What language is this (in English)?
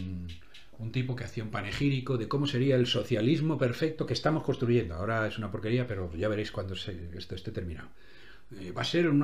Spanish